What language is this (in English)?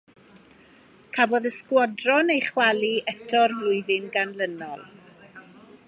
Welsh